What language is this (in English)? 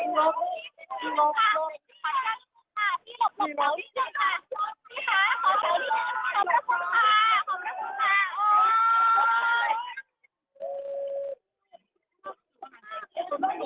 Thai